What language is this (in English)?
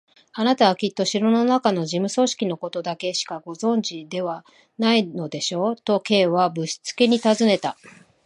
Japanese